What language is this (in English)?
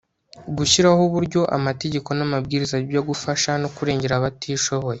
Kinyarwanda